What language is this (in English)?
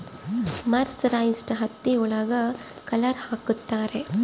Kannada